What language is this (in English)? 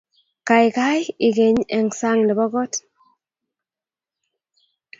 Kalenjin